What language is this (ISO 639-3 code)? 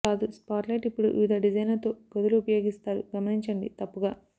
tel